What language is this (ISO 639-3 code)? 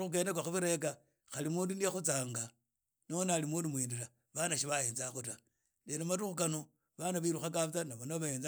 ida